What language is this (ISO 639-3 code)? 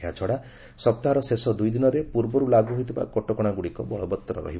ori